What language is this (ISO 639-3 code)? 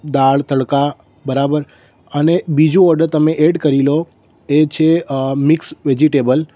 guj